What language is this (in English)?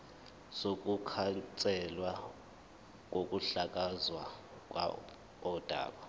Zulu